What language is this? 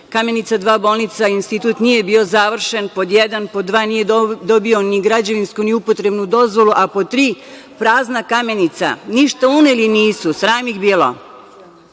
Serbian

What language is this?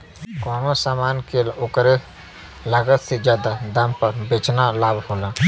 Bhojpuri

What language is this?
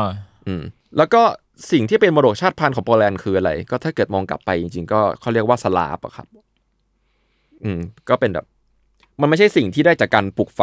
Thai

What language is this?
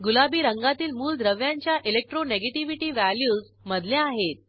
Marathi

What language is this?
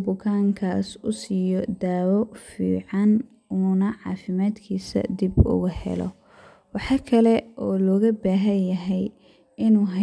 Somali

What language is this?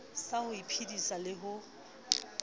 Southern Sotho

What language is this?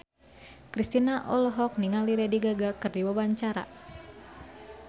Sundanese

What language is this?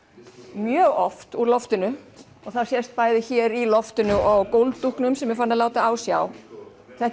Icelandic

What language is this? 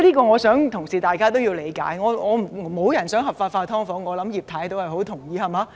Cantonese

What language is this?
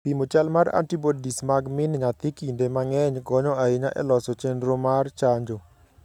Luo (Kenya and Tanzania)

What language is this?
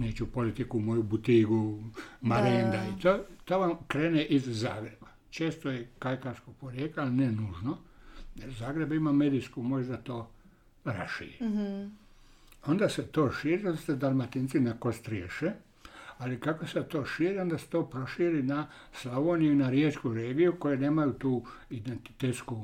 Croatian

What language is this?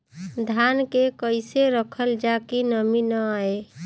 Bhojpuri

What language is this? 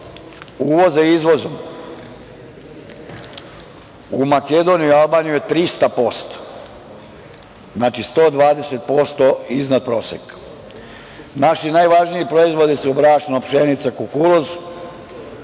Serbian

